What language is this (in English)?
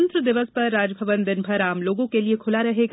Hindi